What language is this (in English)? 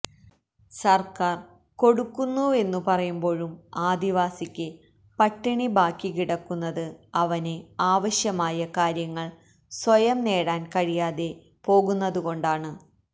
Malayalam